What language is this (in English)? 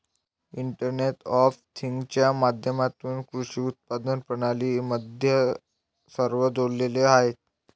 Marathi